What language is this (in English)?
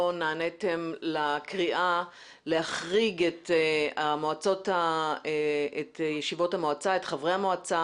Hebrew